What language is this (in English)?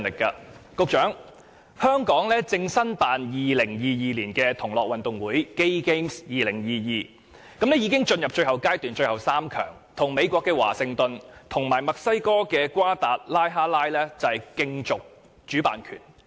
Cantonese